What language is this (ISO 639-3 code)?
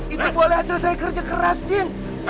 ind